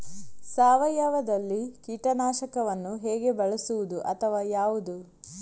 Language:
Kannada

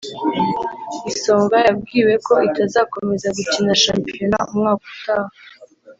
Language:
Kinyarwanda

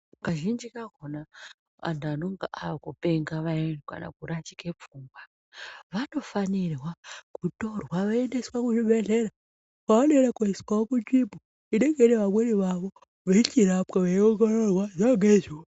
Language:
Ndau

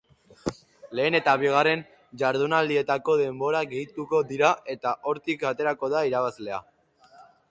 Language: Basque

